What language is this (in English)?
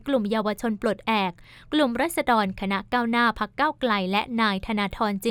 Thai